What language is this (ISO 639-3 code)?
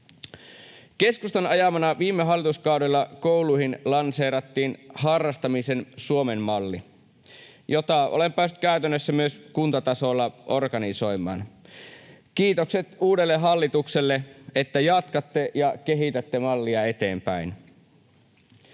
fin